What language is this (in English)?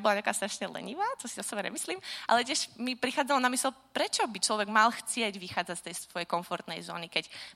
Czech